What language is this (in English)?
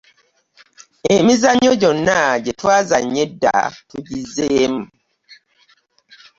Ganda